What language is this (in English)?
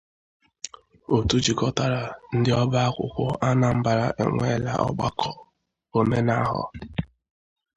Igbo